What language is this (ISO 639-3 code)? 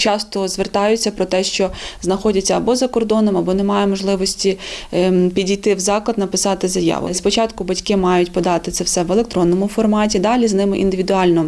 ukr